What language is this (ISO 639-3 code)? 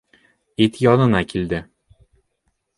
bak